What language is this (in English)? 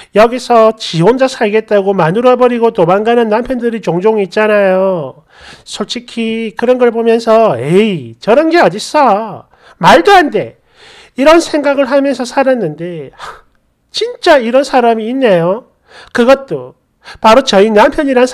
Korean